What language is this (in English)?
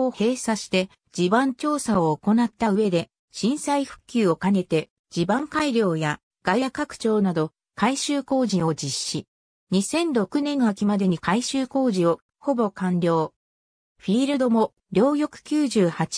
Japanese